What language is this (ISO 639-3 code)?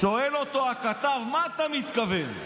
heb